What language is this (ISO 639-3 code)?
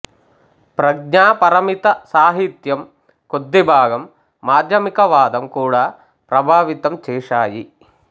tel